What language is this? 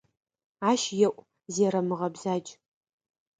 Adyghe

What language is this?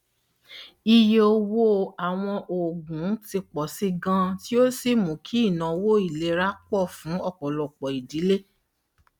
Yoruba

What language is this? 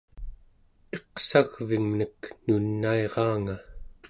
Central Yupik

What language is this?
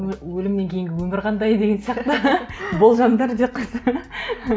Kazakh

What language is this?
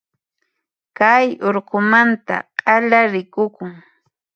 Puno Quechua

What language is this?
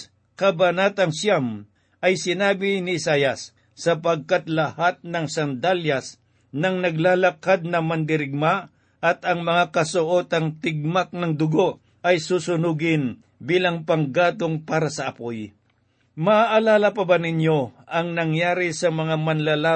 Filipino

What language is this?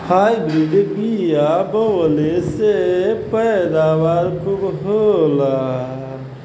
Bhojpuri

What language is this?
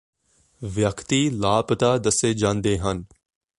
Punjabi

